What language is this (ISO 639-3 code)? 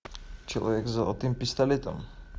rus